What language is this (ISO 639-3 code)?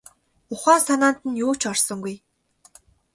mon